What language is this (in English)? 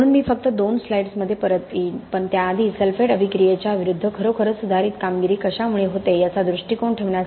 Marathi